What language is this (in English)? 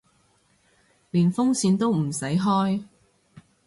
Cantonese